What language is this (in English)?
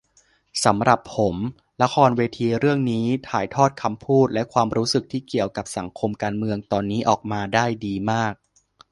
Thai